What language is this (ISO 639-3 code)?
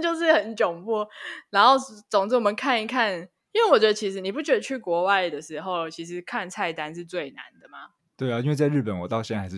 zho